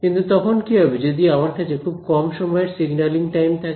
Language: Bangla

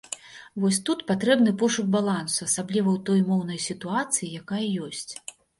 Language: Belarusian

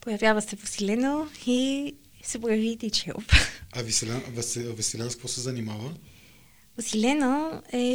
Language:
Bulgarian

